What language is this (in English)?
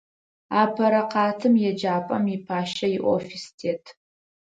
Adyghe